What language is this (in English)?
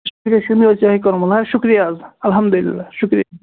Kashmiri